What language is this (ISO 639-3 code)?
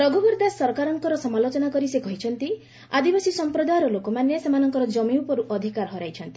ori